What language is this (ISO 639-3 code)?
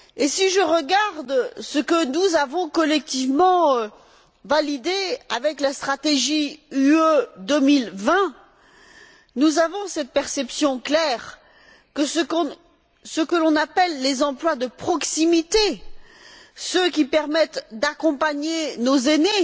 fra